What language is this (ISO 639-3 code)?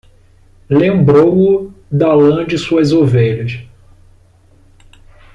por